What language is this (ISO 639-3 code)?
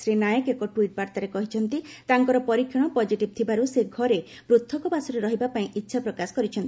ori